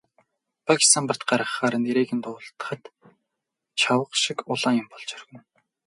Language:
Mongolian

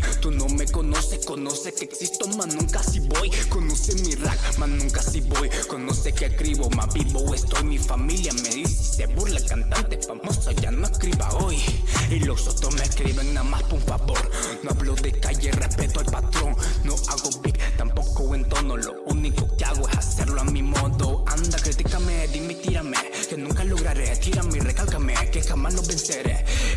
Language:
Spanish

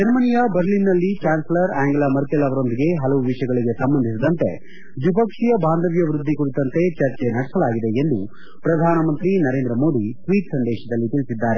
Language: Kannada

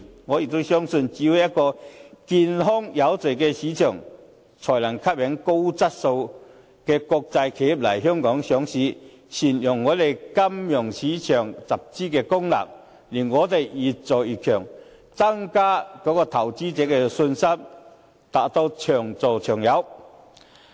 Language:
Cantonese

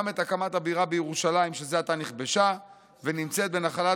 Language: Hebrew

